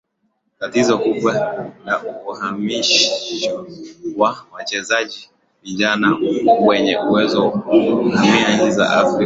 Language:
Swahili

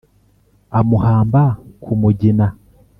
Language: Kinyarwanda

